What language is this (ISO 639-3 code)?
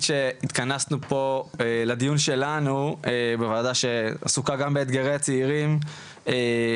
heb